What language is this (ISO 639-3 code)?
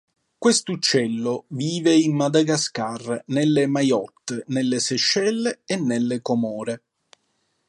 ita